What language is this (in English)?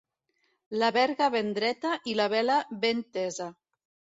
Catalan